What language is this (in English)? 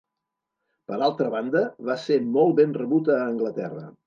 Catalan